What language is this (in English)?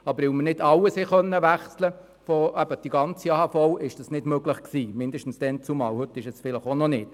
Swiss German